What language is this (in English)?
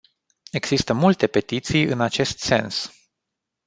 Romanian